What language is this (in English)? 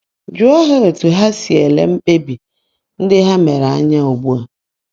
Igbo